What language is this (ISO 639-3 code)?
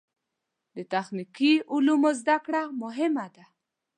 pus